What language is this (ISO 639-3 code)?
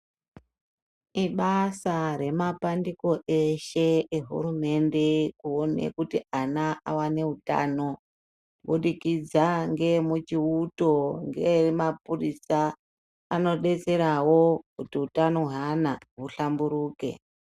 ndc